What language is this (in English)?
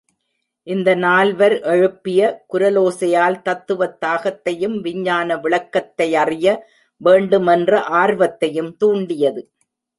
Tamil